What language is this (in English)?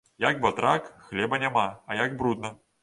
Belarusian